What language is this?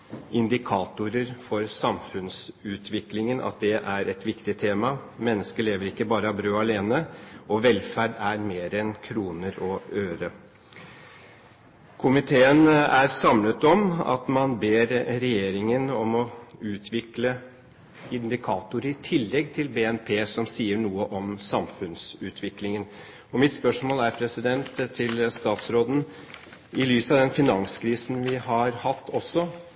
Norwegian Bokmål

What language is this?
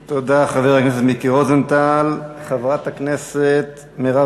Hebrew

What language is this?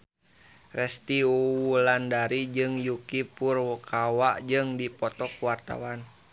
Sundanese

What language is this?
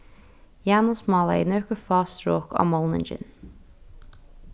Faroese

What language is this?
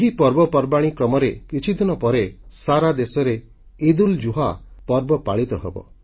Odia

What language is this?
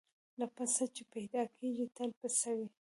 Pashto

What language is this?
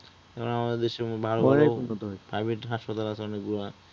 Bangla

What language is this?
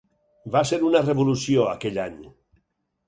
Catalan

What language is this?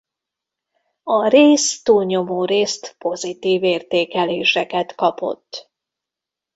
Hungarian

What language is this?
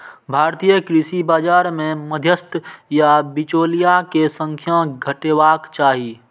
Maithili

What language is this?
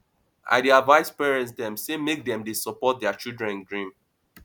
Nigerian Pidgin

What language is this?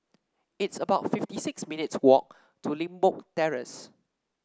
English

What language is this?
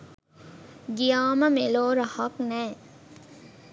Sinhala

